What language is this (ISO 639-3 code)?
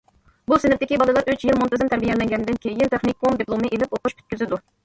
uig